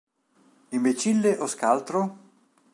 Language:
Italian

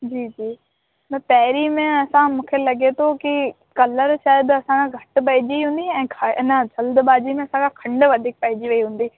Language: Sindhi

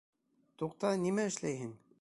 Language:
Bashkir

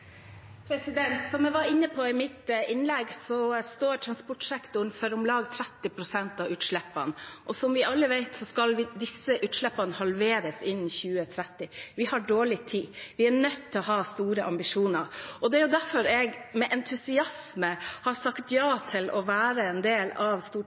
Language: Norwegian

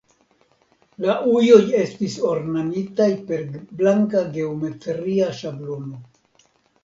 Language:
Esperanto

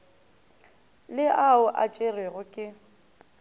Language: Northern Sotho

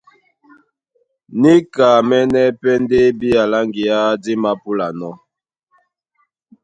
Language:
Duala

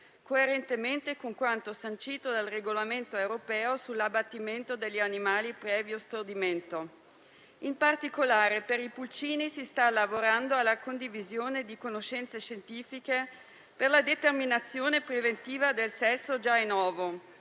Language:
Italian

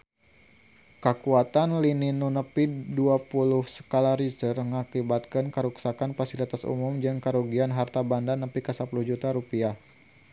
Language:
Sundanese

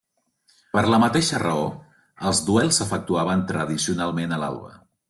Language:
Catalan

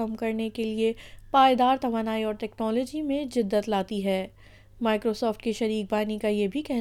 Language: Urdu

